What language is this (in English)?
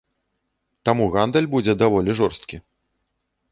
Belarusian